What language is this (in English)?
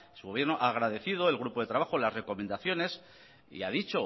Spanish